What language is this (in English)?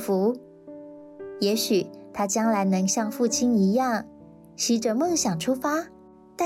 Chinese